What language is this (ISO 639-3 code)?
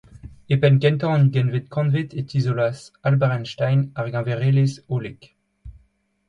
bre